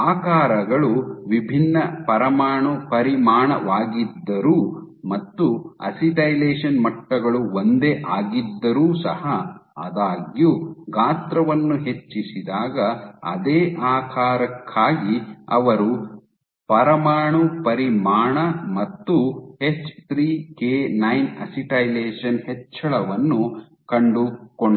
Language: Kannada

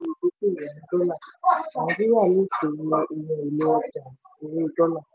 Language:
Yoruba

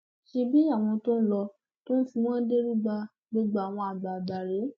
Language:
Yoruba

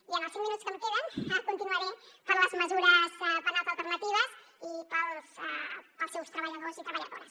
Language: Catalan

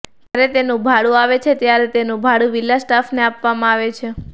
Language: Gujarati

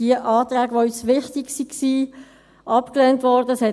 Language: Swiss German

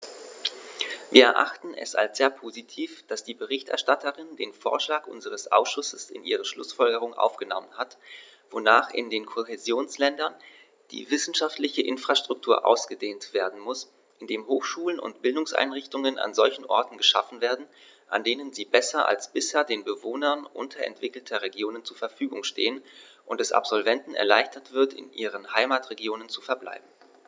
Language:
German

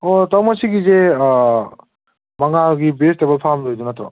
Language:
Manipuri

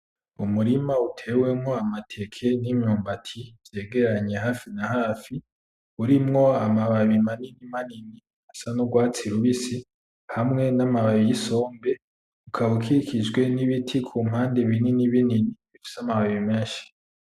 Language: Rundi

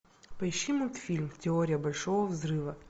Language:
Russian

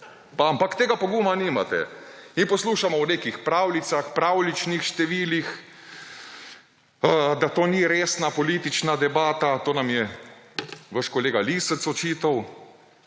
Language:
Slovenian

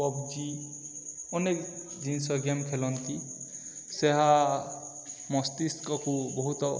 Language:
Odia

